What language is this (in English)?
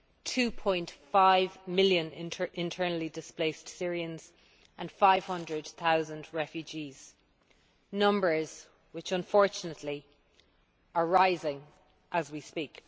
English